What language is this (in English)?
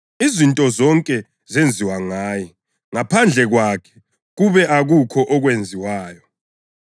North Ndebele